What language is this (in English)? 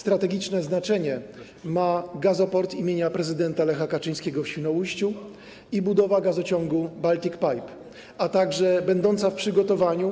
Polish